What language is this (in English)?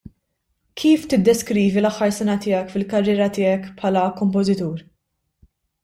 Maltese